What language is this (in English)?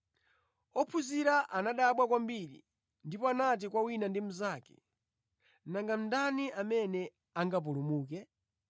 Nyanja